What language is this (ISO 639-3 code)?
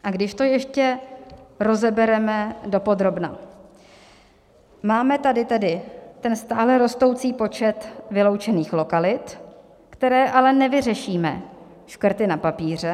ces